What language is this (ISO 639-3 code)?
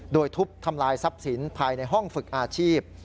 tha